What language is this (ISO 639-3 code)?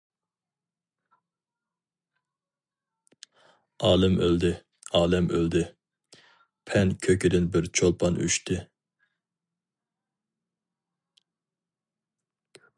uig